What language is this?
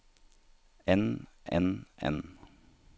Norwegian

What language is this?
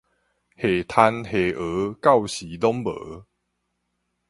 Min Nan Chinese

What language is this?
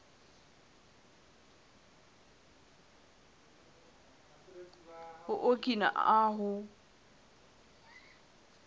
Southern Sotho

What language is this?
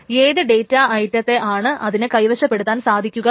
Malayalam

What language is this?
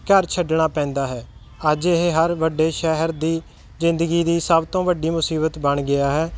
Punjabi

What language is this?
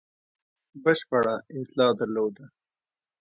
Pashto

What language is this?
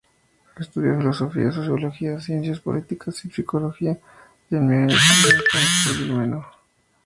Spanish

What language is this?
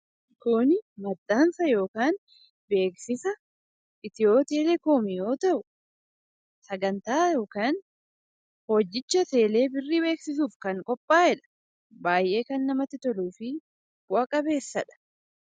Oromo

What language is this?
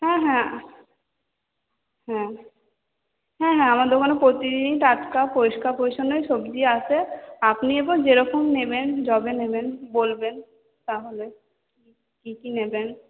Bangla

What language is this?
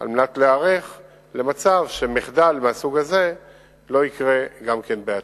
Hebrew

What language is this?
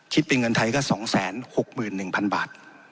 Thai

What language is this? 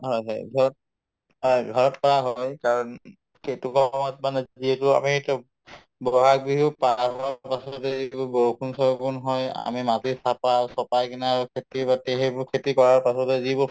Assamese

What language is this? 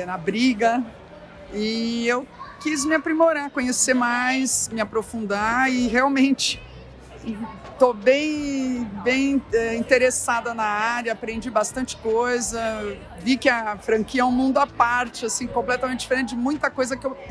Portuguese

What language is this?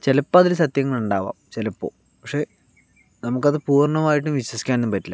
Malayalam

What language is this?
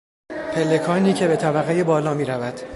Persian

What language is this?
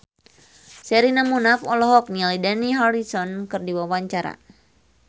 Sundanese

